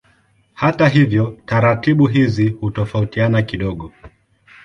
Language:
Swahili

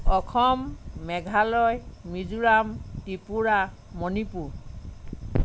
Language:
Assamese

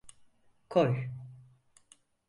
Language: Turkish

